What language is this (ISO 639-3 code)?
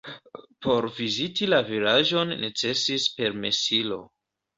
epo